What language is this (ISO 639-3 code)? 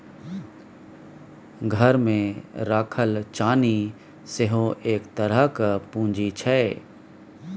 mai